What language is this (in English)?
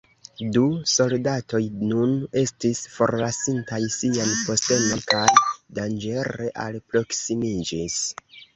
Esperanto